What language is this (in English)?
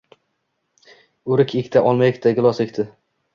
Uzbek